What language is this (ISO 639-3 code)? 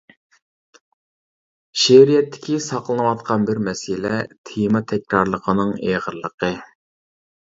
uig